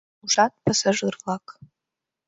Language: Mari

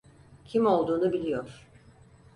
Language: Turkish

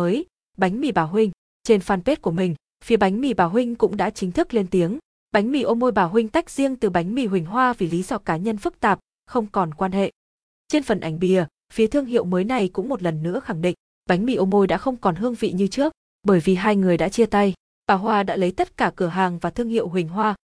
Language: Vietnamese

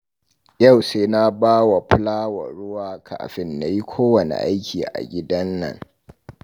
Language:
Hausa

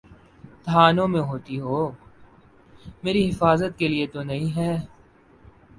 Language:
Urdu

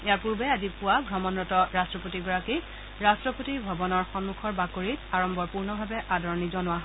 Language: Assamese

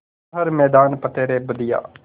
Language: Hindi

